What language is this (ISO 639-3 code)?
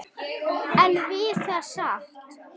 isl